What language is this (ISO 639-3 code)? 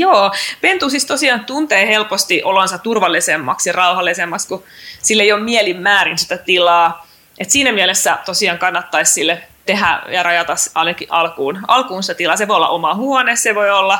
fin